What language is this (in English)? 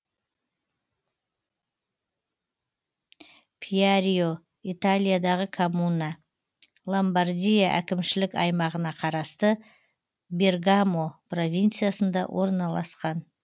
Kazakh